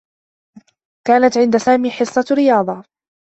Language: Arabic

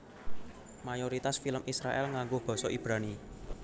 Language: Javanese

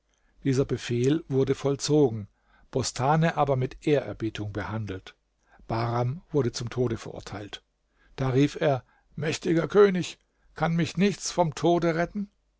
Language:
German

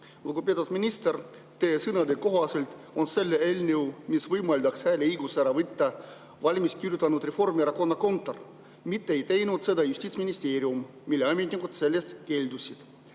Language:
Estonian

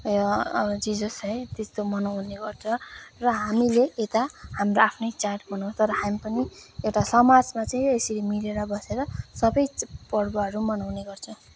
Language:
Nepali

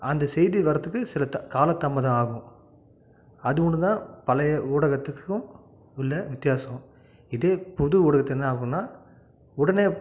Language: Tamil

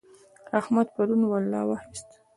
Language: Pashto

